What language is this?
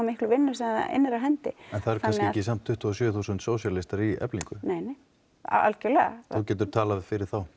Icelandic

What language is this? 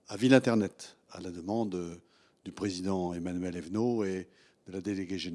French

